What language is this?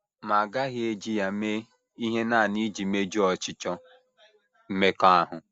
Igbo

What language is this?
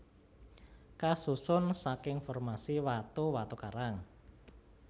Javanese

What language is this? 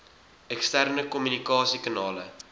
Afrikaans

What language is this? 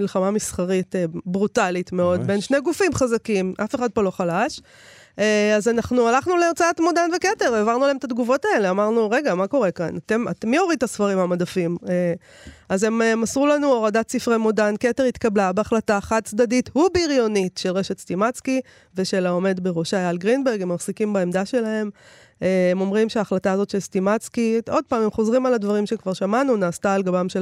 Hebrew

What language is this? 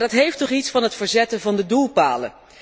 Dutch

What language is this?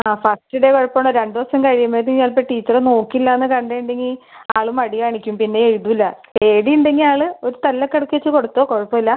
Malayalam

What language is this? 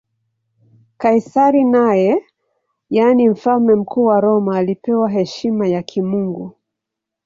Swahili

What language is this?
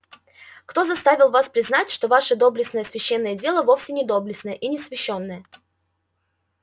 Russian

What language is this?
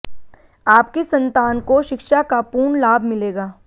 Hindi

